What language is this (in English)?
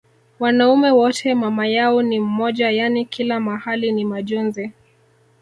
Swahili